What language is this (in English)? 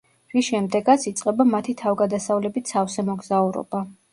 Georgian